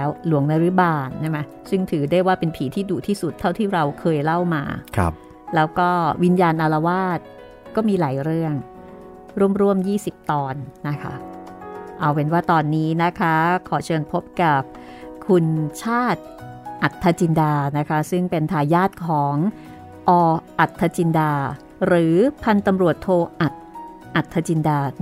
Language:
Thai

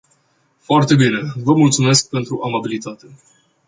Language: Romanian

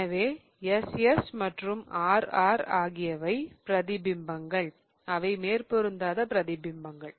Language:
Tamil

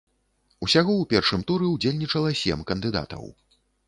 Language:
Belarusian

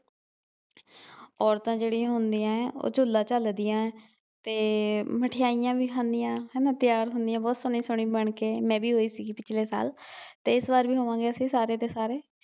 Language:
Punjabi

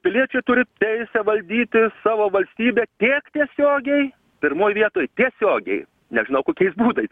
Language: Lithuanian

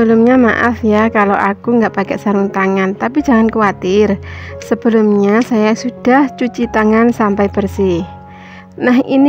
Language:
Indonesian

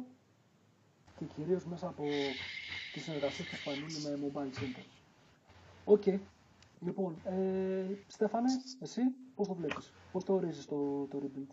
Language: Greek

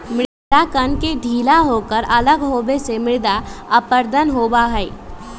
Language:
Magahi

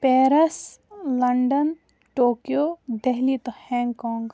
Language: Kashmiri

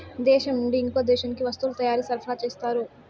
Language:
Telugu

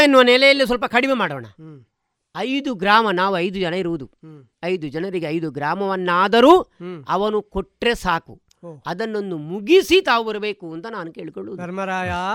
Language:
Kannada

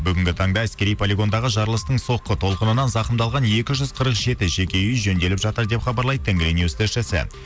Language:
Kazakh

